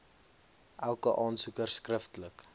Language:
Afrikaans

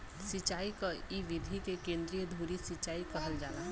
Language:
Bhojpuri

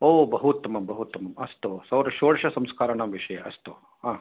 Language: Sanskrit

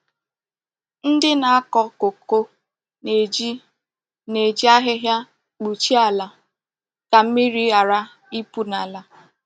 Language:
Igbo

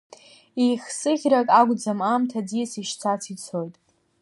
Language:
Abkhazian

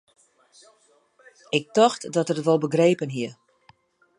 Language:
Western Frisian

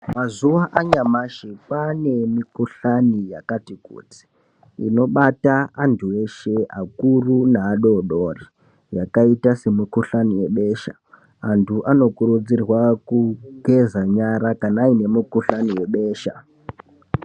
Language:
Ndau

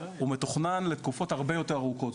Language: Hebrew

